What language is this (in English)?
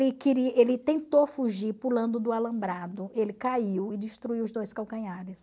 Portuguese